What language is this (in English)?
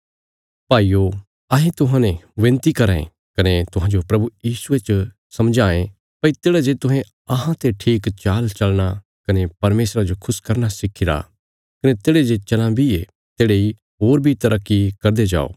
Bilaspuri